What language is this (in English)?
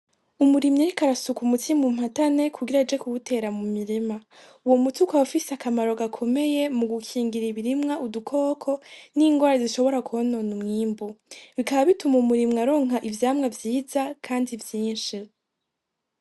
Rundi